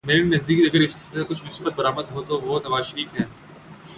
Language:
Urdu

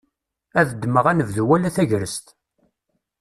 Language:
Kabyle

